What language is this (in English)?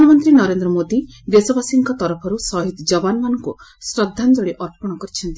Odia